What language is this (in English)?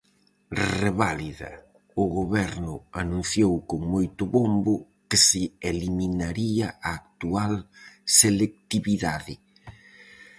Galician